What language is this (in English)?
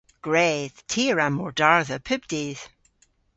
Cornish